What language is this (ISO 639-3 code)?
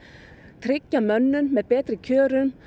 isl